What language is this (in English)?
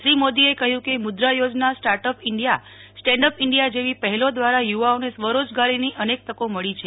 Gujarati